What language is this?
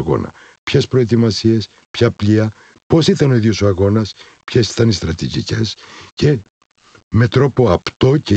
Greek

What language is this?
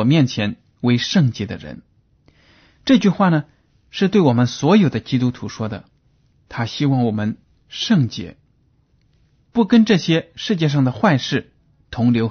Chinese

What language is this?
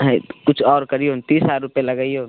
Maithili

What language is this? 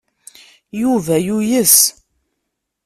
Kabyle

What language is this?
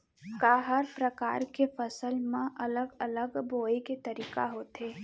Chhattisgarhi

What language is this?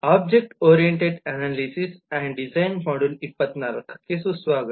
Kannada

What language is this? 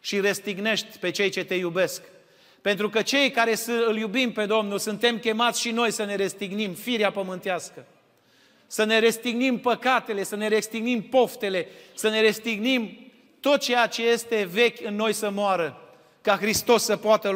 Romanian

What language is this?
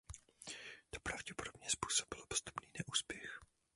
Czech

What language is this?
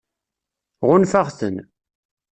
Kabyle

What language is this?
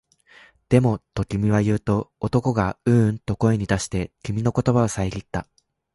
Japanese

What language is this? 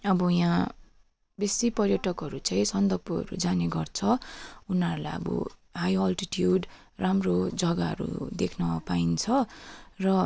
Nepali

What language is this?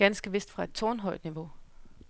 Danish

